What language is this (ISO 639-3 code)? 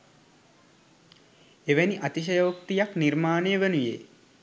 sin